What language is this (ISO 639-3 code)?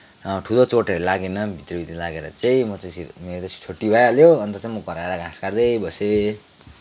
nep